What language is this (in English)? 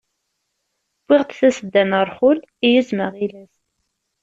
Kabyle